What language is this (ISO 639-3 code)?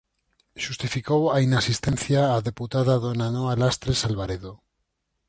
glg